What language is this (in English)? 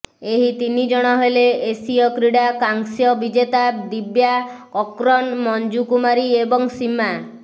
Odia